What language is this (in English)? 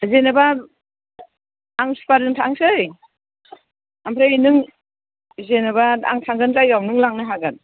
Bodo